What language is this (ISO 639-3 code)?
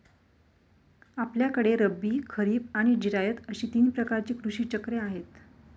mar